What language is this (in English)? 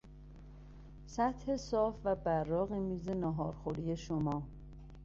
Persian